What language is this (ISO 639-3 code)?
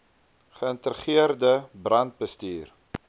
afr